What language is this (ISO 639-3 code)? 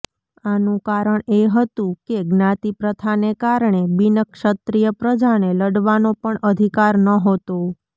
guj